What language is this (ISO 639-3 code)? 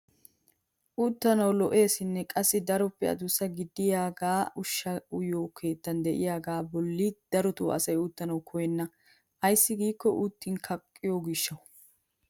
wal